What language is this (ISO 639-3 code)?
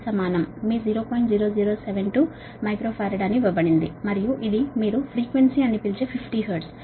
tel